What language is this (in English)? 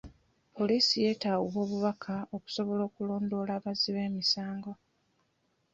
Ganda